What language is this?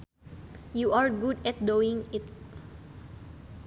Sundanese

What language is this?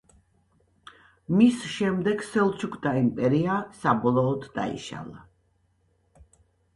Georgian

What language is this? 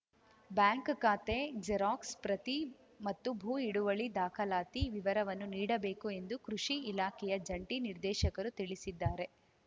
Kannada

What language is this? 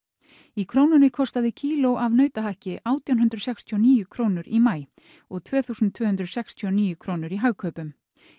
Icelandic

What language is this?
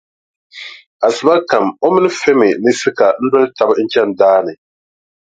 Dagbani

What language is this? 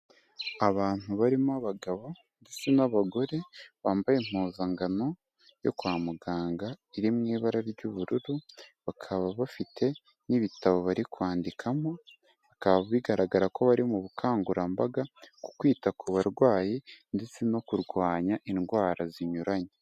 Kinyarwanda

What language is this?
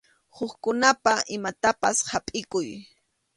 Arequipa-La Unión Quechua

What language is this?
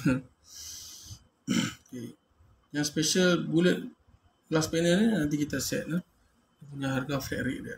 Malay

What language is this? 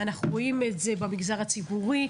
Hebrew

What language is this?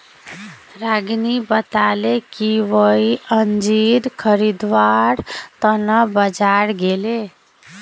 Magahi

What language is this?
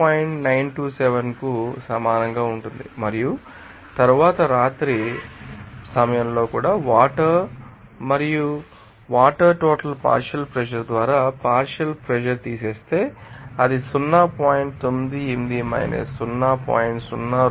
Telugu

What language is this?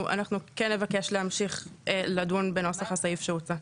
Hebrew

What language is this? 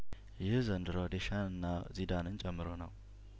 Amharic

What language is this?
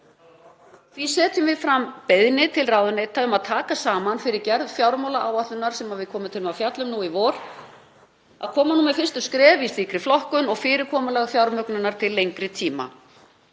Icelandic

